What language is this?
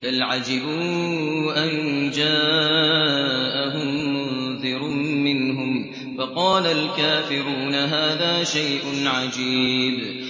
Arabic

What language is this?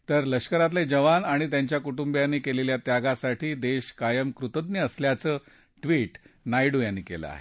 Marathi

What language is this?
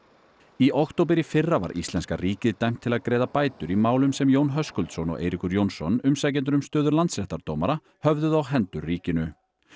Icelandic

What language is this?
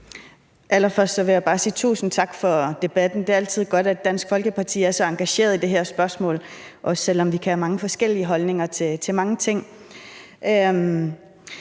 Danish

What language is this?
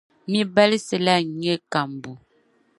Dagbani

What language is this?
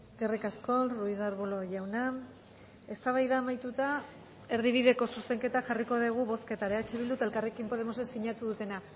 Basque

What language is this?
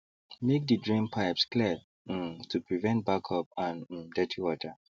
Nigerian Pidgin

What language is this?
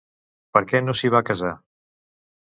Catalan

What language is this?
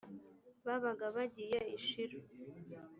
Kinyarwanda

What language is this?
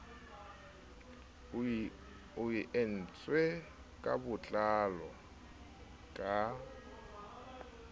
Southern Sotho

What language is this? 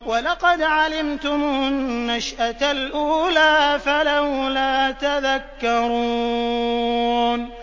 Arabic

